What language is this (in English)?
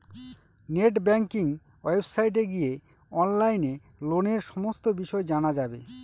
Bangla